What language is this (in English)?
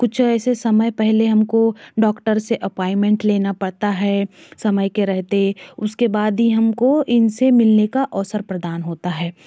Hindi